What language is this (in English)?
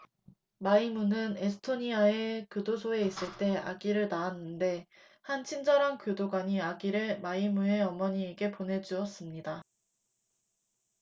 Korean